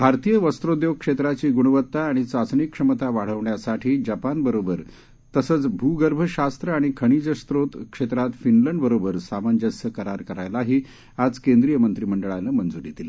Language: Marathi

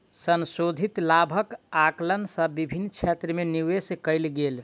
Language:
Maithili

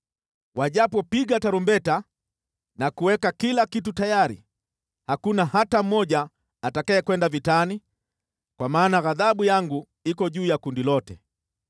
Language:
Swahili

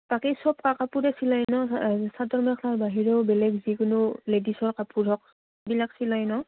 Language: Assamese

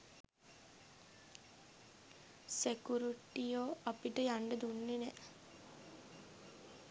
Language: Sinhala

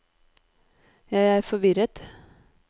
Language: Norwegian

